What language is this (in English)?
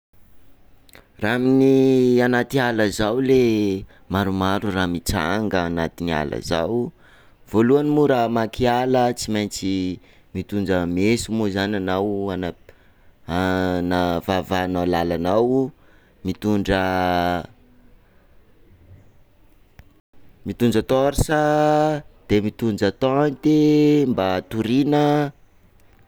Sakalava Malagasy